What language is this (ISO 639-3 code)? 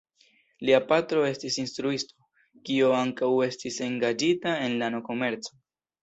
epo